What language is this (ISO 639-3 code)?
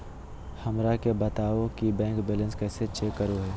mag